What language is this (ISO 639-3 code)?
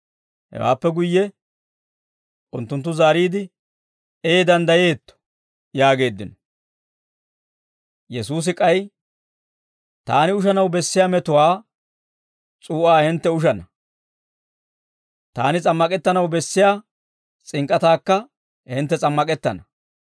dwr